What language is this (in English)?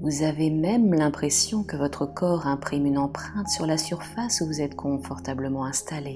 French